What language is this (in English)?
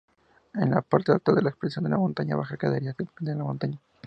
Spanish